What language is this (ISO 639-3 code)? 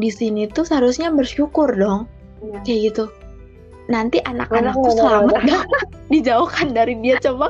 ind